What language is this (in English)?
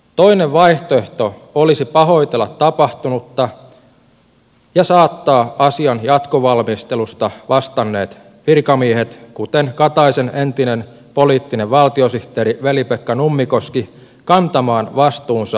Finnish